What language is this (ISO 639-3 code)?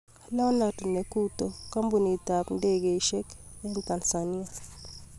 kln